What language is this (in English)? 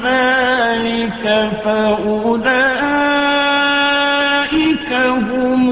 Urdu